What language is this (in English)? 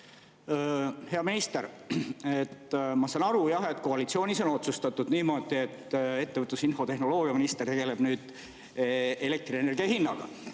Estonian